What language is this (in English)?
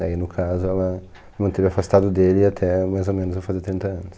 Portuguese